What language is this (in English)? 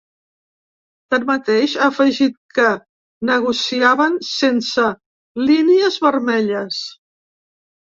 Catalan